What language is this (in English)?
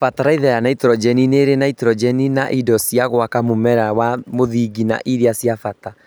Kikuyu